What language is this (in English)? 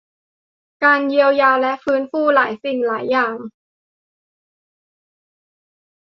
Thai